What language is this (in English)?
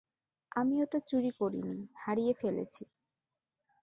Bangla